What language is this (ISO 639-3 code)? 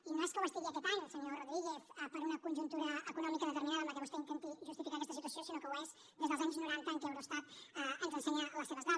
cat